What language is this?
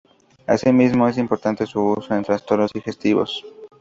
Spanish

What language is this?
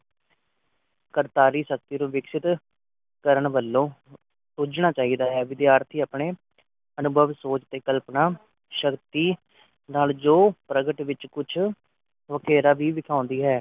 Punjabi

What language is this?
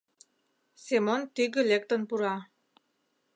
Mari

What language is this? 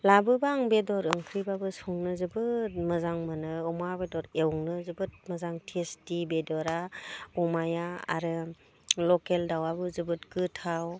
Bodo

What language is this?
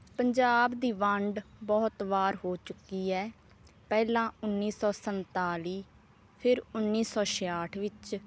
Punjabi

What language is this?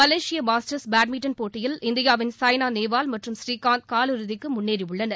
Tamil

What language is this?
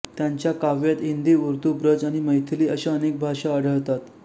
Marathi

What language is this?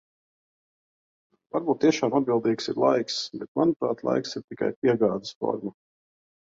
Latvian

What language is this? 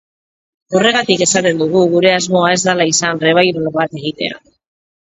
Basque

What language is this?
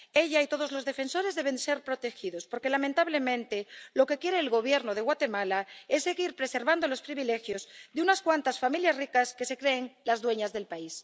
Spanish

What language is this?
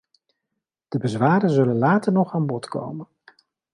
Dutch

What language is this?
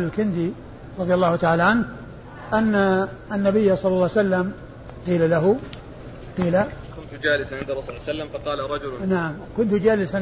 Arabic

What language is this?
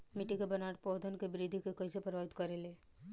Bhojpuri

